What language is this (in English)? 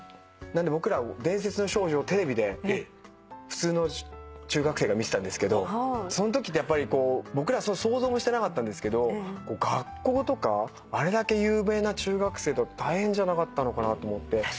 Japanese